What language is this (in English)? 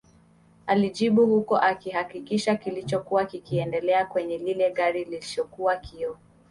Swahili